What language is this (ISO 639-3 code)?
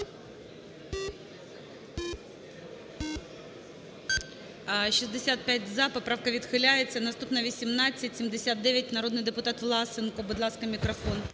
ukr